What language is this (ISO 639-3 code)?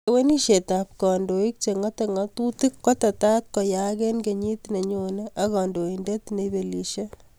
kln